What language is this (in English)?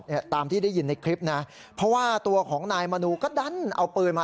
Thai